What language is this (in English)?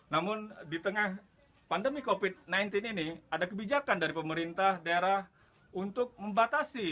Indonesian